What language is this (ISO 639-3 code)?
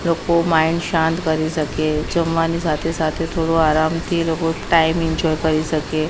guj